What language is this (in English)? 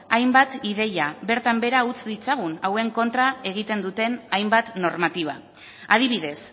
Basque